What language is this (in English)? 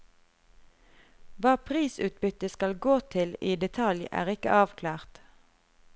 Norwegian